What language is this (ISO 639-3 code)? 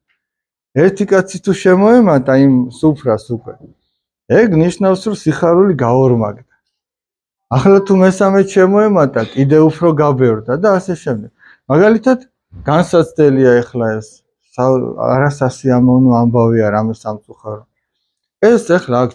rus